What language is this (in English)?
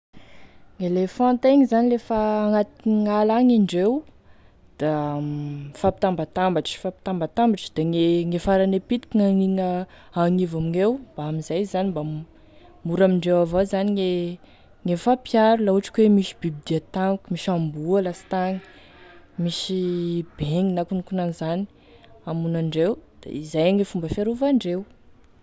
Tesaka Malagasy